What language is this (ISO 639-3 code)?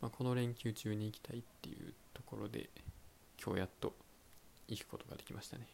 jpn